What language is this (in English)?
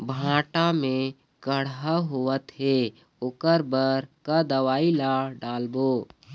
Chhattisgarhi